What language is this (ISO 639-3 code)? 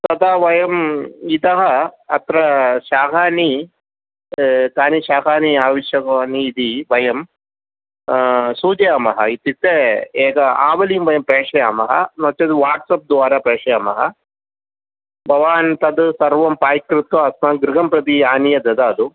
san